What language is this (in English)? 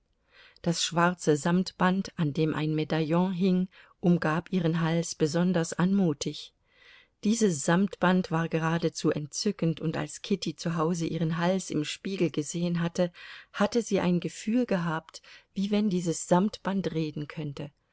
German